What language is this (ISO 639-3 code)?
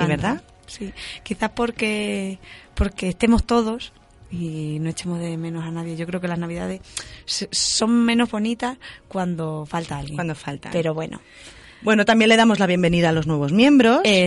spa